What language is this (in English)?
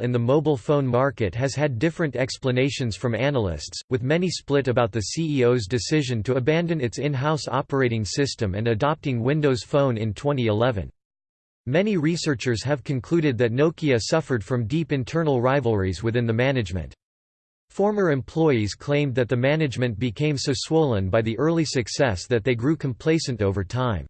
English